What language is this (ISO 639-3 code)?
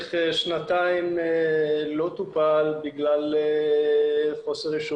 heb